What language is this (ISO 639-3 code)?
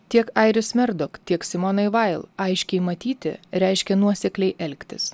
lit